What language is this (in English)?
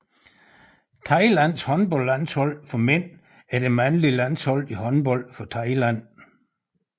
Danish